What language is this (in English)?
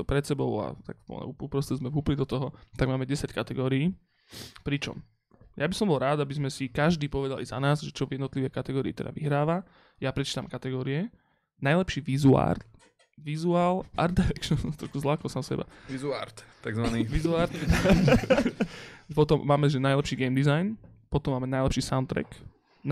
Slovak